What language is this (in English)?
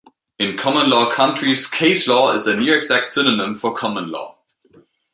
English